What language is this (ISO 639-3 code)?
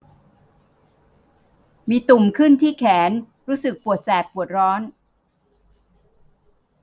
tha